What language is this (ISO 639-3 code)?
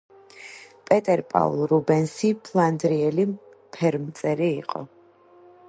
kat